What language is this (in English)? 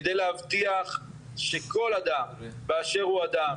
Hebrew